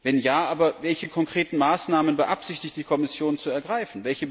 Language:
German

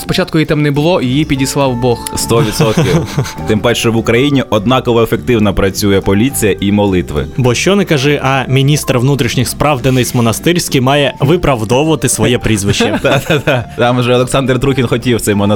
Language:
Ukrainian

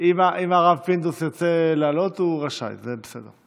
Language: Hebrew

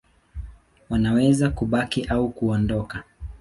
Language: Swahili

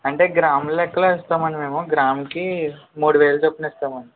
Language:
Telugu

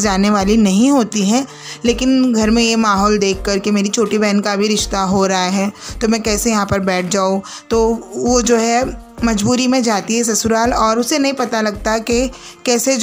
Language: Hindi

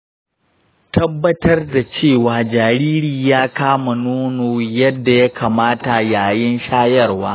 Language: Hausa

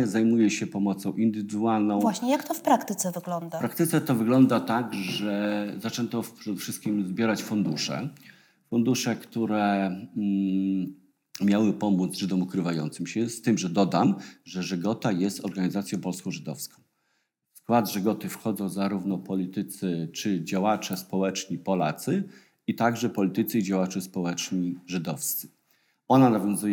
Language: Polish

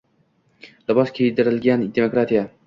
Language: Uzbek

